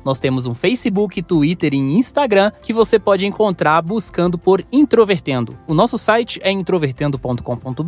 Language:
Portuguese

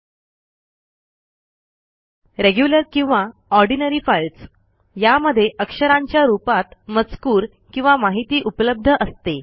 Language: Marathi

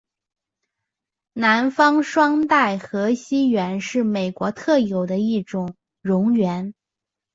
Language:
Chinese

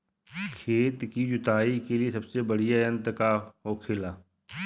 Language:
Bhojpuri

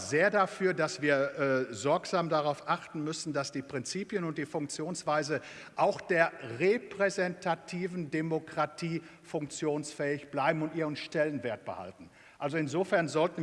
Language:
German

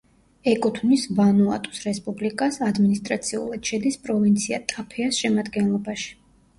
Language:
Georgian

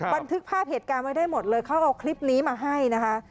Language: Thai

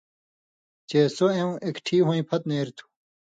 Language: Indus Kohistani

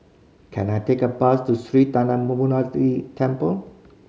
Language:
English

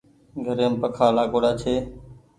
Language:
Goaria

